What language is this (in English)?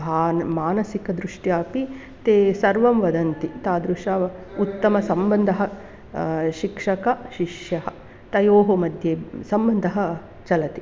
Sanskrit